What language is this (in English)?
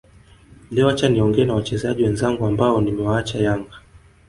Swahili